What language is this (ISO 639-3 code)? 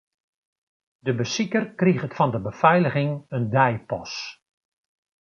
fry